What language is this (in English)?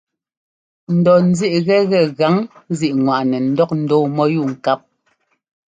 Ngomba